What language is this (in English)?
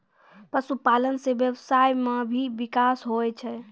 Maithili